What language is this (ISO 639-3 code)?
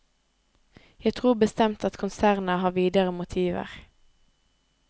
nor